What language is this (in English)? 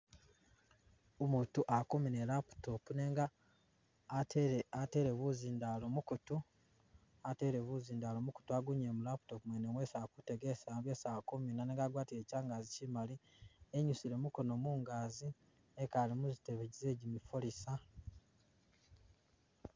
Masaaba